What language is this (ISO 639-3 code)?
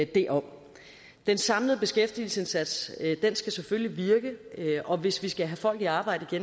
dan